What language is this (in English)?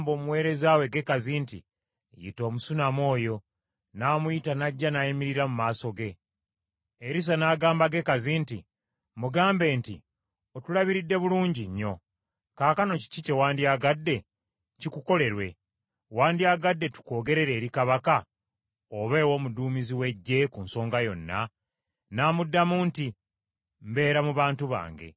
Ganda